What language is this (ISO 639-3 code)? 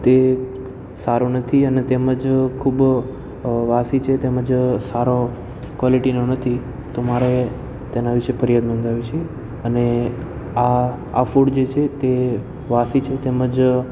guj